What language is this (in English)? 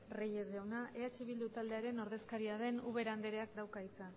Basque